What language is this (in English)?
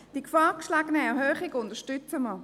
Swiss German